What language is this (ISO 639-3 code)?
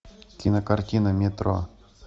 rus